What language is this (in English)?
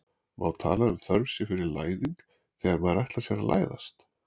Icelandic